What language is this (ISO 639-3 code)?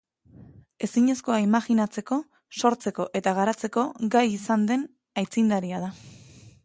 eus